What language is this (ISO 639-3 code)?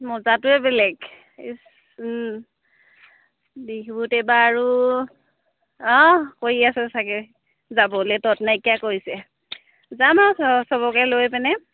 asm